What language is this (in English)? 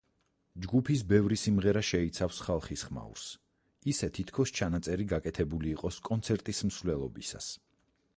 Georgian